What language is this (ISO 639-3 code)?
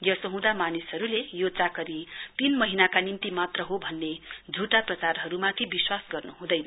nep